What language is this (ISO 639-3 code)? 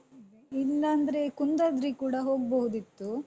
kan